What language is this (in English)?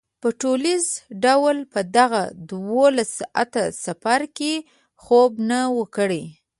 Pashto